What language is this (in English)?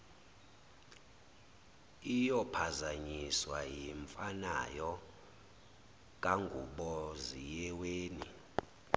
Zulu